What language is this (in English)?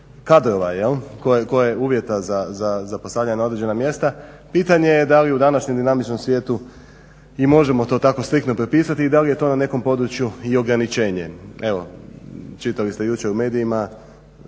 Croatian